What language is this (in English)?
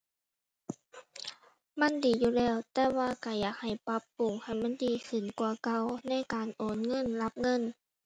Thai